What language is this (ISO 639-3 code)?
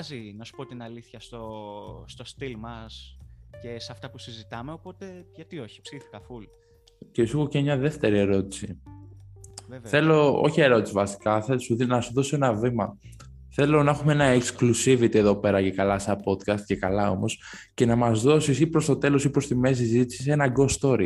ell